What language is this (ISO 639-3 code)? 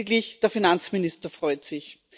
deu